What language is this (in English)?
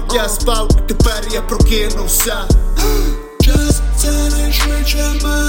Ukrainian